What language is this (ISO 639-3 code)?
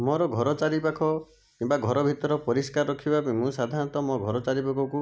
ori